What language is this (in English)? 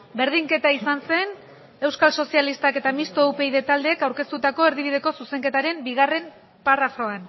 Basque